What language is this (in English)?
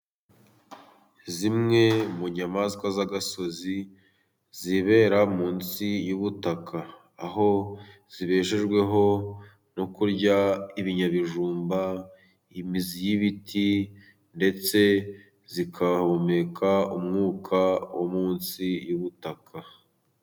Kinyarwanda